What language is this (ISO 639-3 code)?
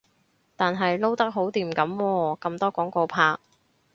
yue